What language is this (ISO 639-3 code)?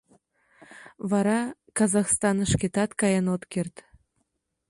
chm